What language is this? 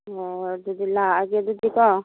Manipuri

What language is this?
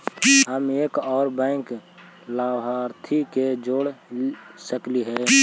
Magahi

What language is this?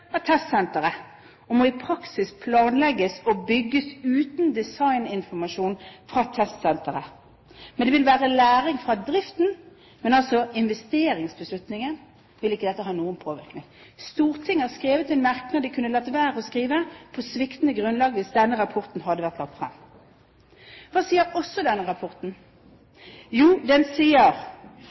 Norwegian Bokmål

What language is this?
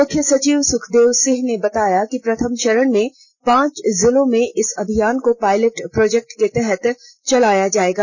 Hindi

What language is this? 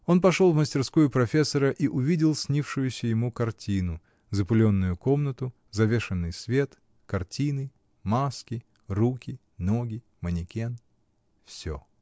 Russian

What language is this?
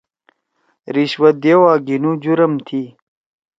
Torwali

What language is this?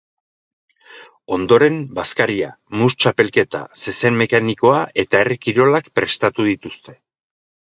Basque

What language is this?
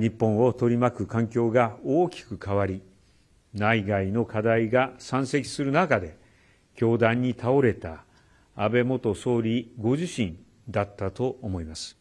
Japanese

